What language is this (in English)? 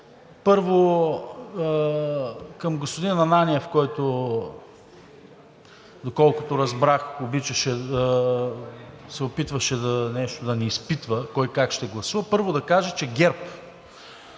Bulgarian